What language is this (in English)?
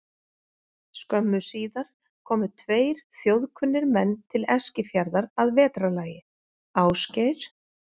Icelandic